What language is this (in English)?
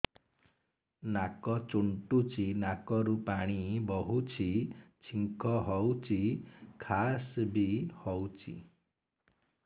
Odia